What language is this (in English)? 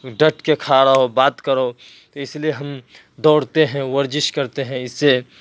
Urdu